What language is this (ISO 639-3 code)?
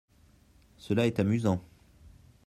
fra